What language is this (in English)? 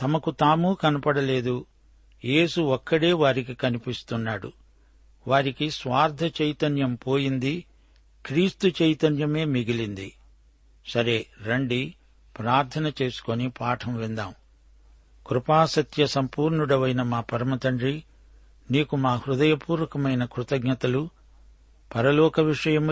Telugu